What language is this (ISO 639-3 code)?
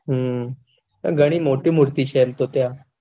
guj